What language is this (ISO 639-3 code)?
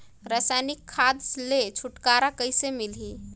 hne